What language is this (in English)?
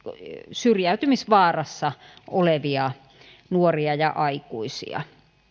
Finnish